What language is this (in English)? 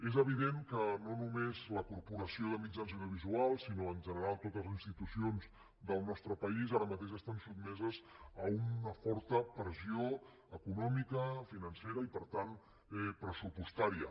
Catalan